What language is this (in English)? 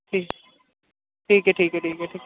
Urdu